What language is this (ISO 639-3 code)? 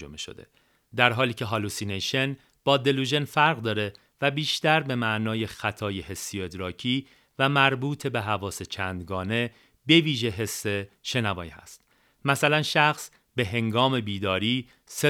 fas